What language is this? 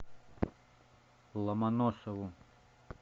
Russian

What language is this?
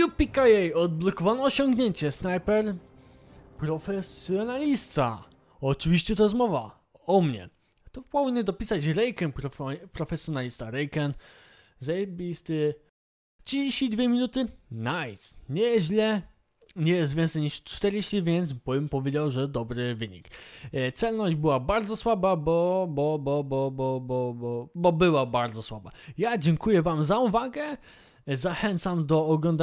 Polish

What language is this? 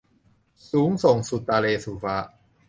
Thai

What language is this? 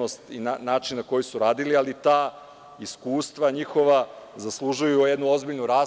Serbian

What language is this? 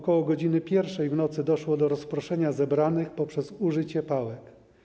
Polish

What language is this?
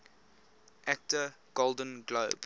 English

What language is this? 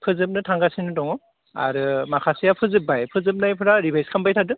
Bodo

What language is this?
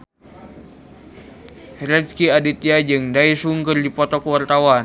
Sundanese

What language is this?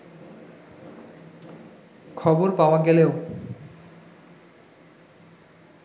Bangla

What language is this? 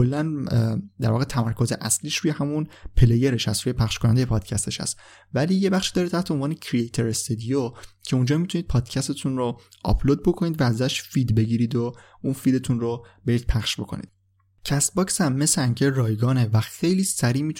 Persian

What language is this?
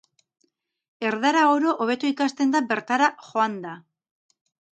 Basque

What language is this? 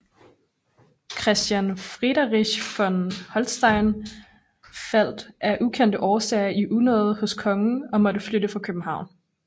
Danish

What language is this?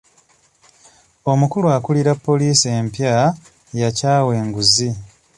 Ganda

